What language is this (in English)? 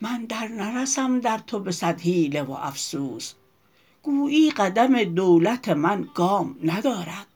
Persian